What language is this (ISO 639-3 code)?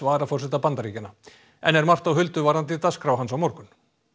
isl